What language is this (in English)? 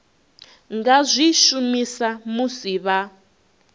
Venda